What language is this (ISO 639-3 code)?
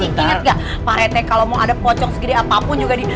ind